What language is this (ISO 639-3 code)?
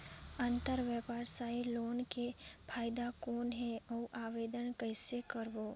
hne